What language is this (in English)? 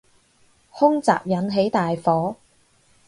Cantonese